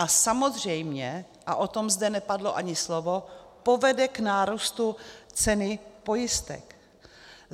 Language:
Czech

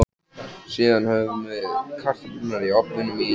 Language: Icelandic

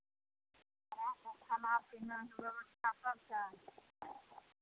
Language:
Maithili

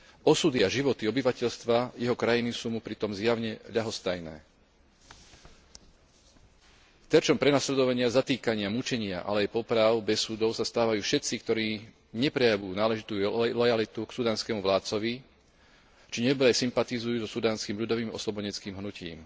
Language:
Slovak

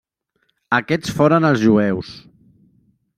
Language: Catalan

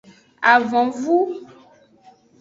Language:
Aja (Benin)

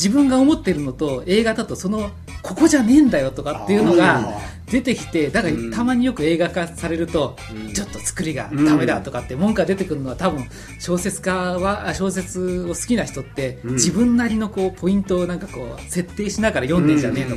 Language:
Japanese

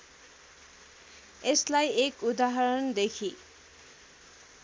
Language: Nepali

